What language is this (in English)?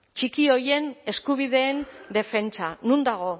Basque